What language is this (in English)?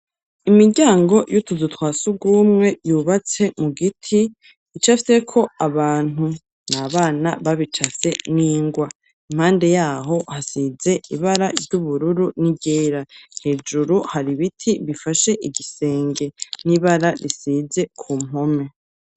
Rundi